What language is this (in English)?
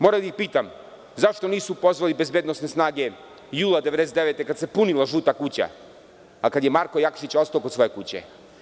Serbian